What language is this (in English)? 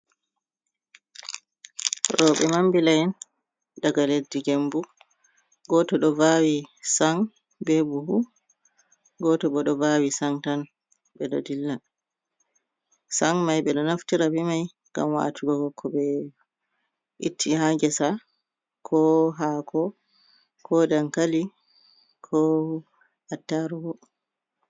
Fula